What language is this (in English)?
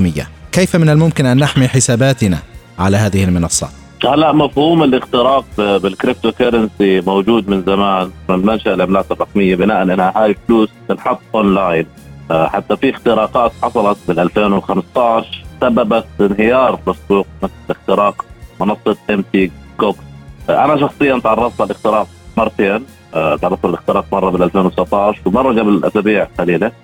Arabic